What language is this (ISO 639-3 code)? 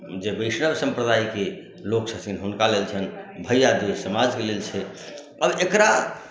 mai